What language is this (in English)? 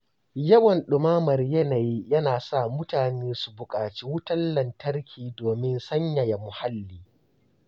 Hausa